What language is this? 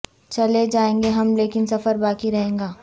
Urdu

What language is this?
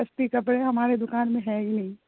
Urdu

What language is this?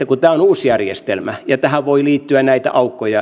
Finnish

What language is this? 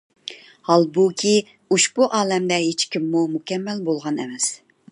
Uyghur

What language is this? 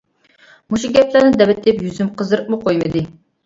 Uyghur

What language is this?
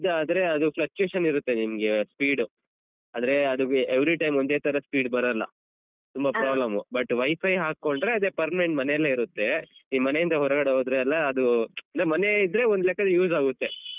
Kannada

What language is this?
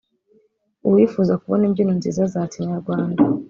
Kinyarwanda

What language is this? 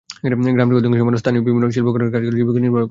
Bangla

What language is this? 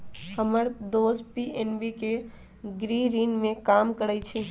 Magahi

